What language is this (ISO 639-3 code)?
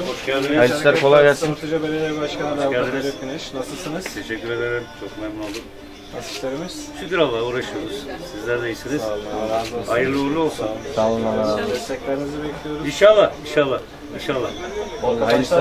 tur